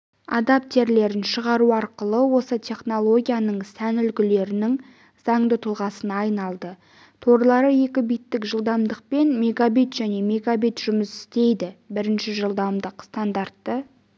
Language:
Kazakh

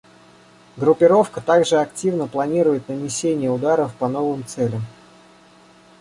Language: Russian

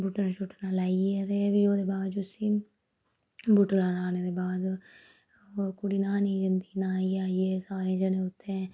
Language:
Dogri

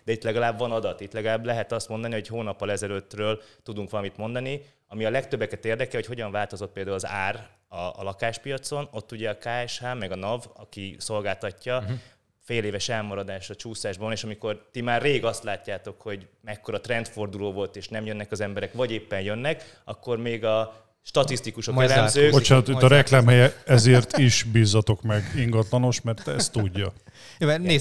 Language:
Hungarian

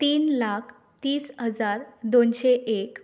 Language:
Konkani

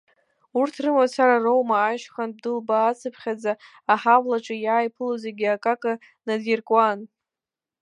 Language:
Abkhazian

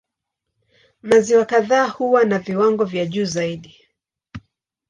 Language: Swahili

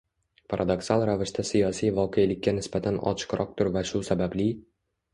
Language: Uzbek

